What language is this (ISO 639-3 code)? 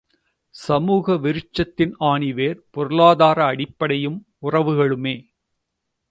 tam